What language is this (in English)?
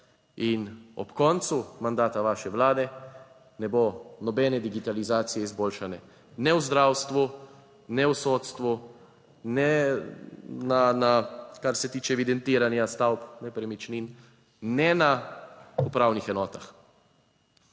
Slovenian